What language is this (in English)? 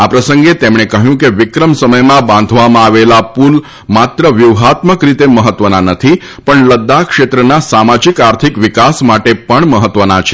Gujarati